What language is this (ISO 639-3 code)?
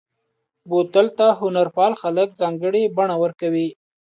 pus